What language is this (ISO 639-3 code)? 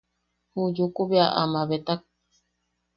yaq